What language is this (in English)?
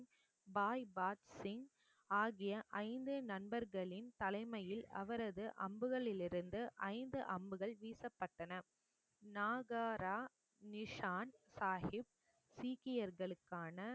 Tamil